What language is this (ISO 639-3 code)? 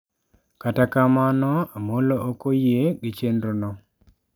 luo